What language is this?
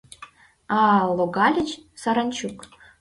Mari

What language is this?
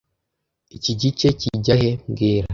Kinyarwanda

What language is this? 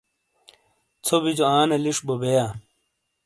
Shina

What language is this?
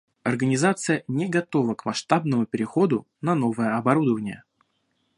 Russian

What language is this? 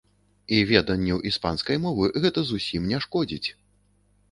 Belarusian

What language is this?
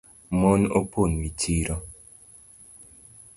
Luo (Kenya and Tanzania)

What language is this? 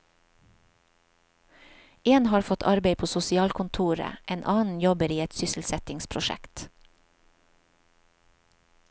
Norwegian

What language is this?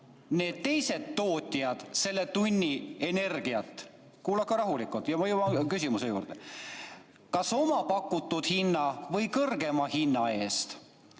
Estonian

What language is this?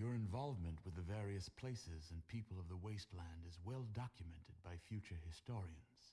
Spanish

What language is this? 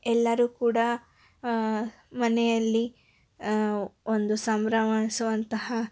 Kannada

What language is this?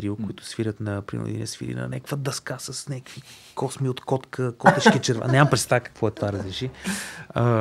Bulgarian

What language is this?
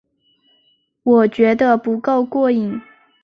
Chinese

